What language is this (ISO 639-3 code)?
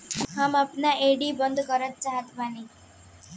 bho